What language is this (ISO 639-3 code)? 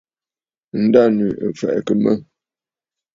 bfd